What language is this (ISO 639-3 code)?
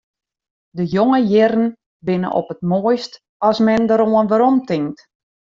fry